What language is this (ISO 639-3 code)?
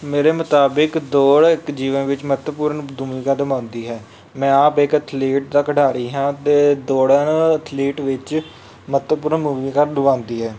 pan